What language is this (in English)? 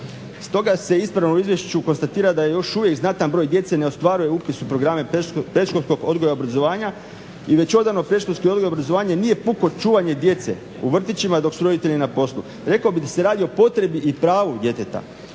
Croatian